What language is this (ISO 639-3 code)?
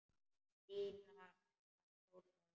isl